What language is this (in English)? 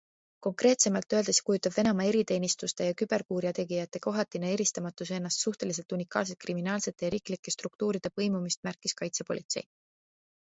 Estonian